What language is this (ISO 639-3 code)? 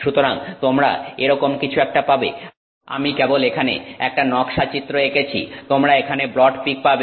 ben